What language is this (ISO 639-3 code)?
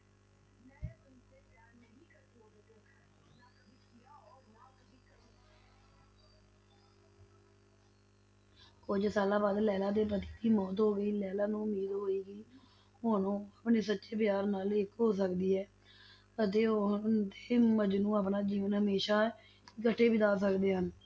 pan